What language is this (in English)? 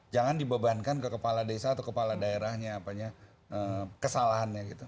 Indonesian